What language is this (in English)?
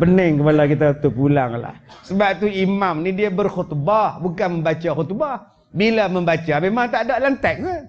Malay